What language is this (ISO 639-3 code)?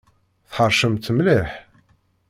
kab